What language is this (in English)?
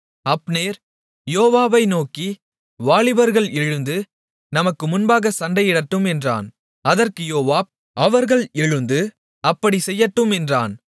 Tamil